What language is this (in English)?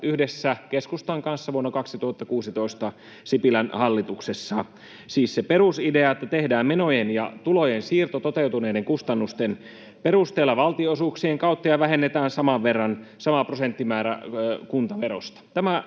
Finnish